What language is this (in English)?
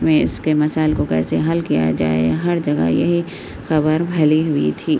Urdu